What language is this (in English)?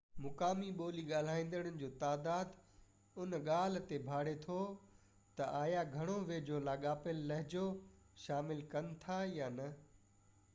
Sindhi